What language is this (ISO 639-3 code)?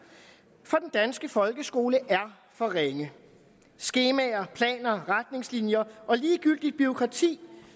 dan